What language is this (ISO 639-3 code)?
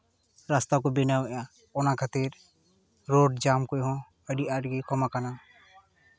sat